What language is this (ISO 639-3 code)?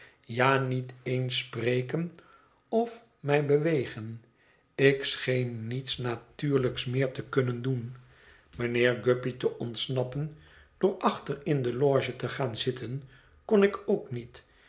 nld